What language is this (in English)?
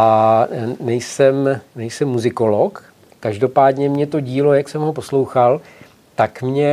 Czech